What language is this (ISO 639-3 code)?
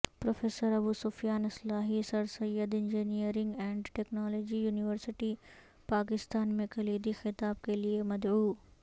urd